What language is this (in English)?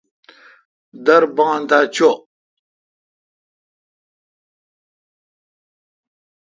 Kalkoti